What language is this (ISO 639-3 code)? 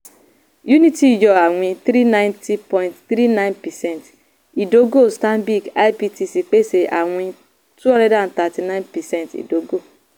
yor